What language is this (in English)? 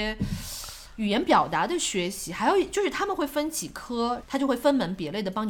Chinese